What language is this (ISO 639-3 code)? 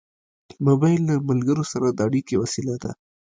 pus